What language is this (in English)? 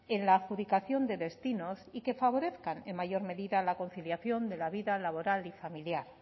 Spanish